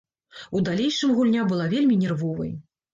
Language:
Belarusian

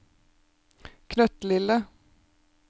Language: Norwegian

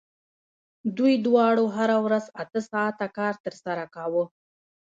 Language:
Pashto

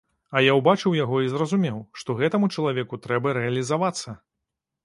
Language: Belarusian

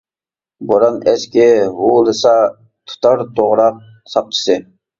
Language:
Uyghur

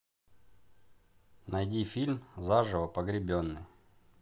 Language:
Russian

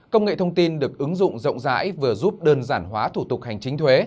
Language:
Vietnamese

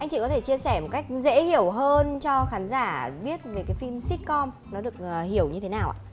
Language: Vietnamese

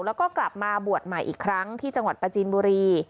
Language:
Thai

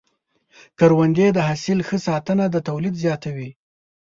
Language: Pashto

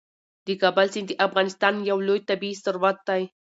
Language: Pashto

